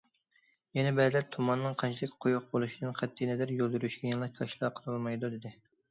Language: Uyghur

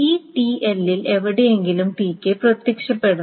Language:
Malayalam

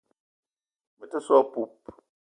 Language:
Eton (Cameroon)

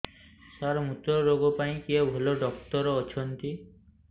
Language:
Odia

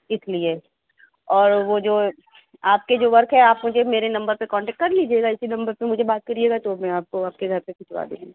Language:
Urdu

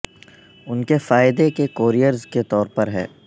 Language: Urdu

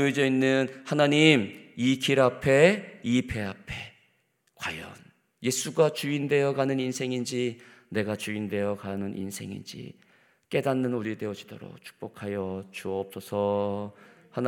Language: Korean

